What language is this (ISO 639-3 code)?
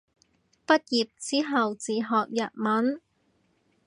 yue